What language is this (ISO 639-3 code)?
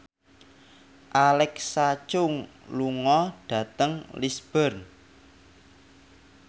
jav